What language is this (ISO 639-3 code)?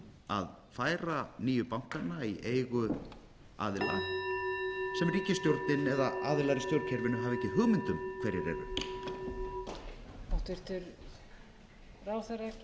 isl